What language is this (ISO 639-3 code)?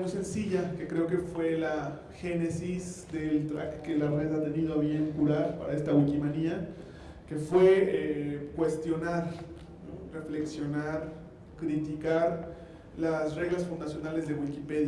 spa